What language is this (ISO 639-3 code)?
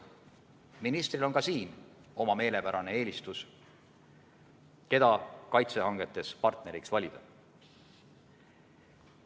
est